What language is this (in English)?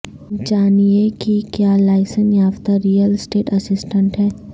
Urdu